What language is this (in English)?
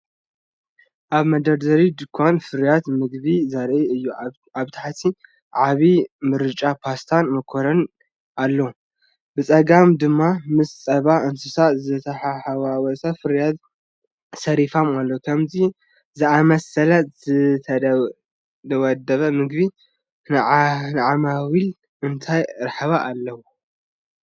Tigrinya